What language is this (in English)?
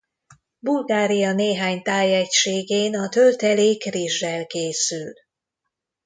Hungarian